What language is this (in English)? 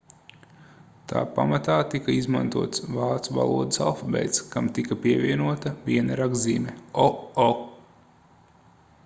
Latvian